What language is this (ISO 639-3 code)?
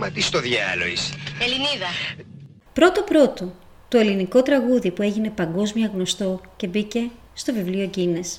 ell